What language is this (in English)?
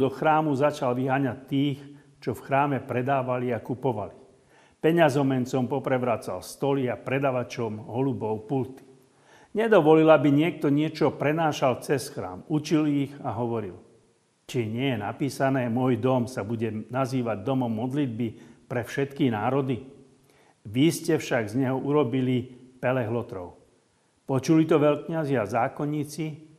Slovak